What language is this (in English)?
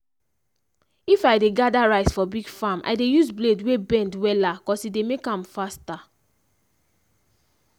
Nigerian Pidgin